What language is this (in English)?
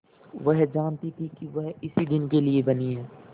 Hindi